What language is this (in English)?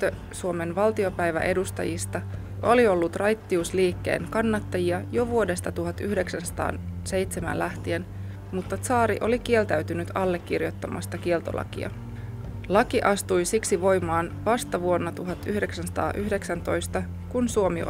Finnish